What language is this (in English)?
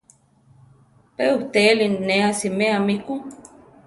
Central Tarahumara